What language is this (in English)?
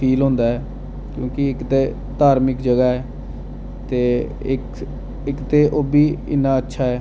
Dogri